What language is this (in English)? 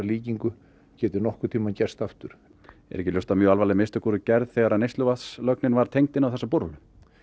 Icelandic